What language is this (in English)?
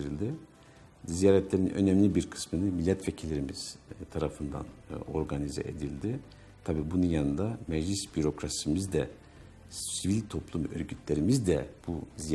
Turkish